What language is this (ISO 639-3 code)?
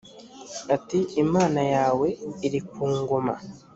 kin